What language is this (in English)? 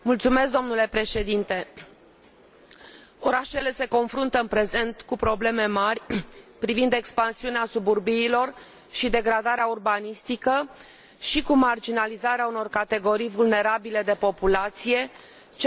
Romanian